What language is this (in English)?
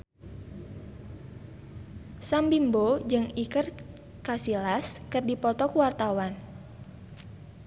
Sundanese